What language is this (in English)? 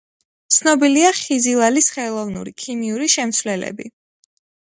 Georgian